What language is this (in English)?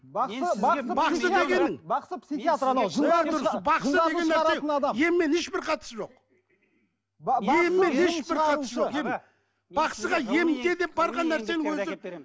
Kazakh